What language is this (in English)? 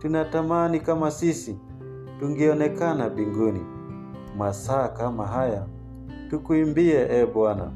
Swahili